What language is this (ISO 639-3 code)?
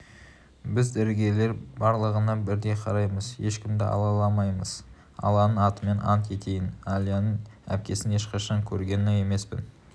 kaz